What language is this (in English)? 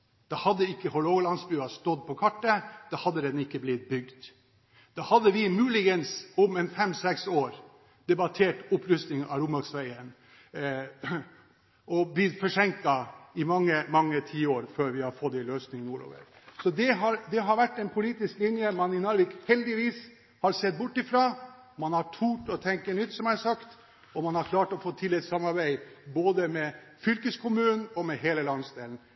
Norwegian Bokmål